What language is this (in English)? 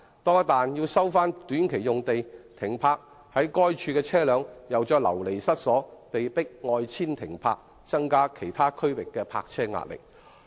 Cantonese